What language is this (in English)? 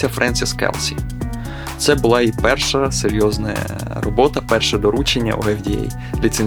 Ukrainian